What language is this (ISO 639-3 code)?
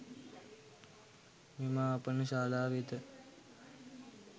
sin